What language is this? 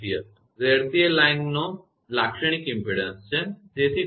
Gujarati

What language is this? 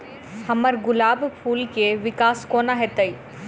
Maithili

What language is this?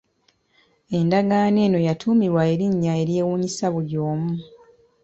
Ganda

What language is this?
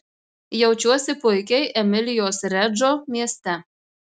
Lithuanian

